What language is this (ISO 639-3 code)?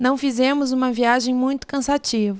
por